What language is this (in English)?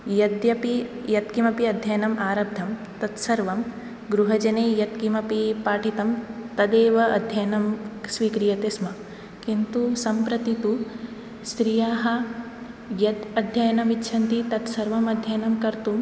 Sanskrit